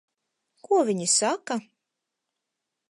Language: Latvian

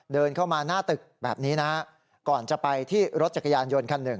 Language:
Thai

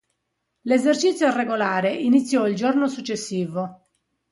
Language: Italian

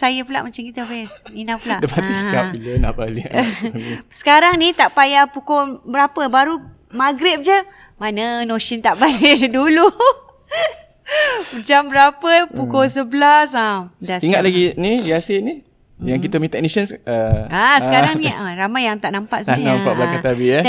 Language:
Malay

